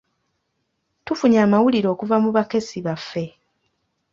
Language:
Ganda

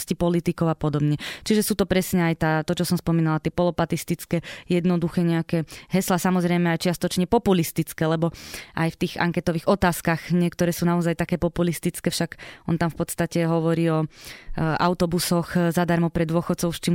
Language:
Slovak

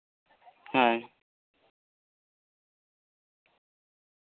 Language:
Santali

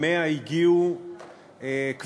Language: Hebrew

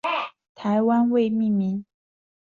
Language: Chinese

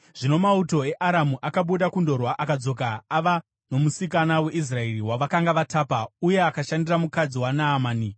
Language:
Shona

